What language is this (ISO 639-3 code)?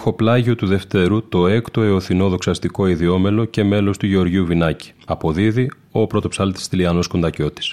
ell